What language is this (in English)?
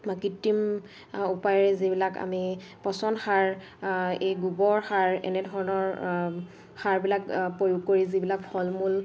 Assamese